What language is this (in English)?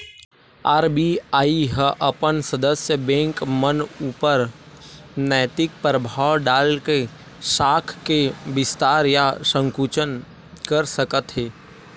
Chhattisgarhi